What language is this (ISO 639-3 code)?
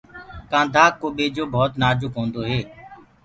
ggg